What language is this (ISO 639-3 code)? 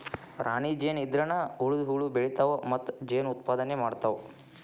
kan